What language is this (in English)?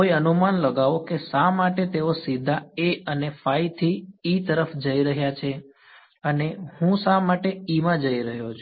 Gujarati